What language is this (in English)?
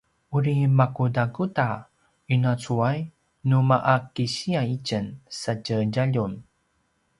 Paiwan